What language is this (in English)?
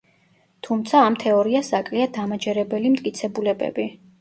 Georgian